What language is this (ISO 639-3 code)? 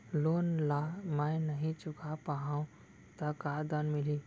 hne